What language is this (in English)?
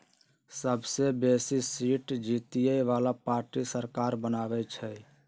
Magahi